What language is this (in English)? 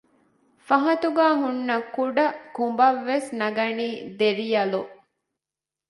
Divehi